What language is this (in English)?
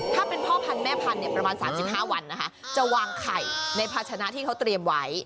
Thai